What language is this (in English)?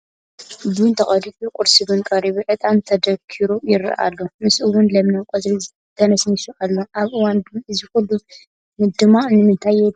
Tigrinya